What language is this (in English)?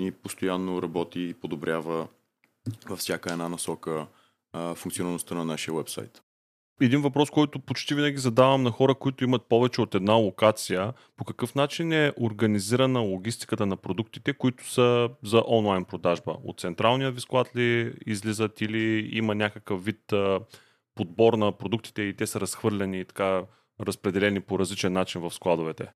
Bulgarian